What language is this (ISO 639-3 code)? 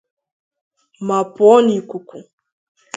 ibo